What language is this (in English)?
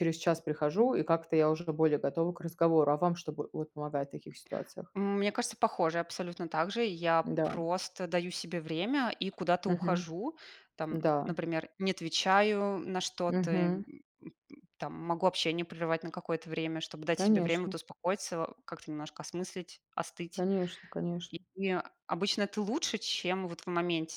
Russian